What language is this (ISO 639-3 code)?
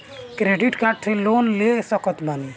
bho